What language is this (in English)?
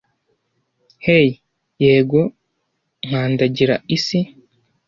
Kinyarwanda